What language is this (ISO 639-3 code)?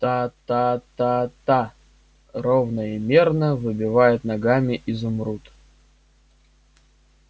rus